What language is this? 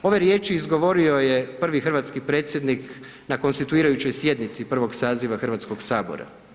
Croatian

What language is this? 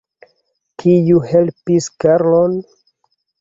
Esperanto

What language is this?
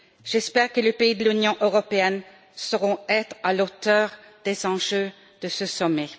French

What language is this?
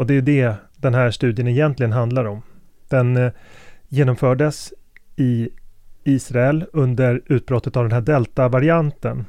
Swedish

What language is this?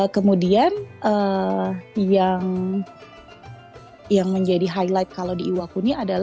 Indonesian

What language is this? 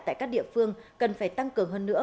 Vietnamese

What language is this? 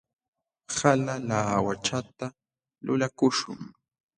Jauja Wanca Quechua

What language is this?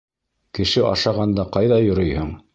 Bashkir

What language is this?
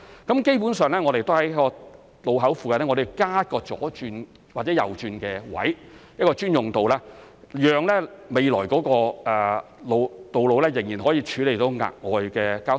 Cantonese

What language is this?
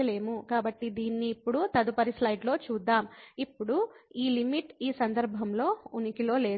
Telugu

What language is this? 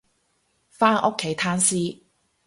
Cantonese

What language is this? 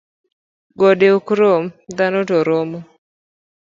Luo (Kenya and Tanzania)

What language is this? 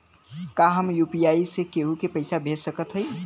Bhojpuri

